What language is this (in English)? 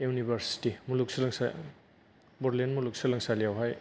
Bodo